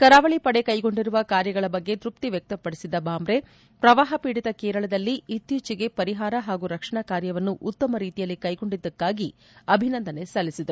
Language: Kannada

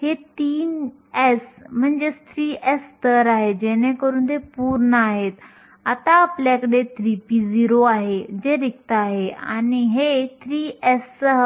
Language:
Marathi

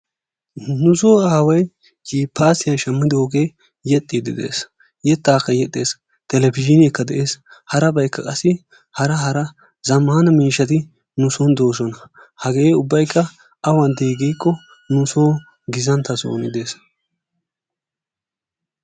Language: Wolaytta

